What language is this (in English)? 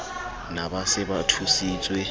Southern Sotho